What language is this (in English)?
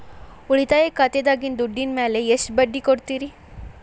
Kannada